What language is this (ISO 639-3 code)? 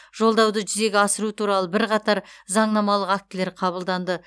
kaz